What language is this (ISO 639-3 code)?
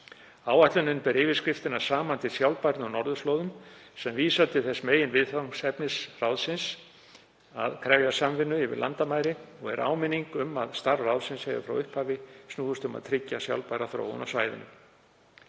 isl